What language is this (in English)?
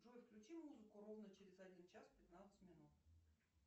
Russian